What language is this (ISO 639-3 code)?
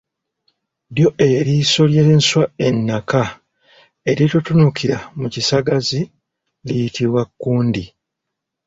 lug